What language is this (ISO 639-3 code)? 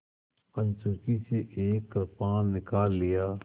hin